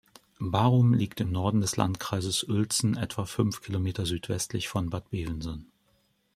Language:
German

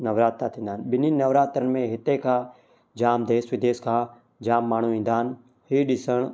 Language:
Sindhi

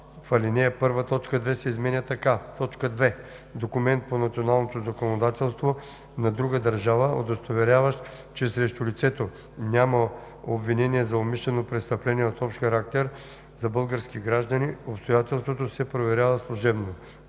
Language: Bulgarian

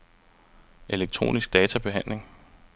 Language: Danish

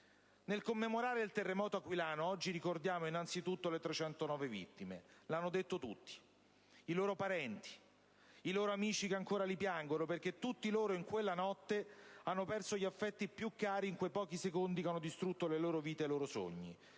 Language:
Italian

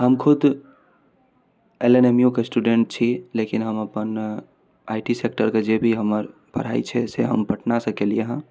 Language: Maithili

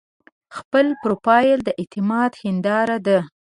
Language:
Pashto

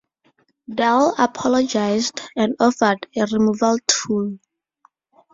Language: English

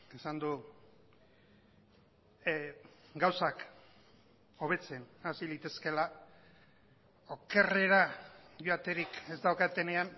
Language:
Basque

